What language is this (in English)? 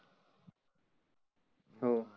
Marathi